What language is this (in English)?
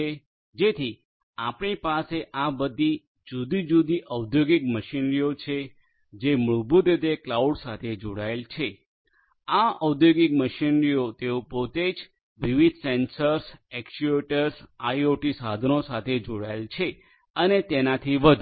Gujarati